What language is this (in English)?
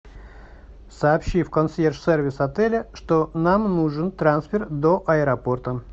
Russian